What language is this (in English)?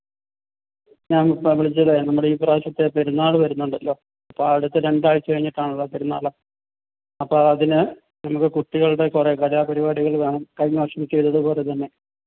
Malayalam